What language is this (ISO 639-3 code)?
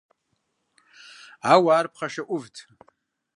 kbd